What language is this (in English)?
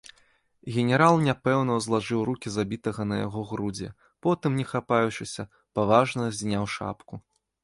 Belarusian